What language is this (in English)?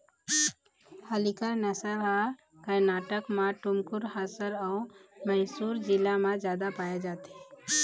Chhattisgarhi